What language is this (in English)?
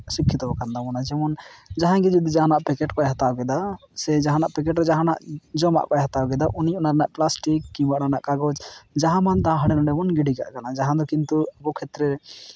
Santali